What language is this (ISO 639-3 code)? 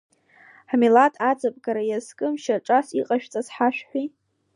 abk